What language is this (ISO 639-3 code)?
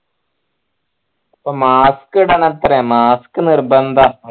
mal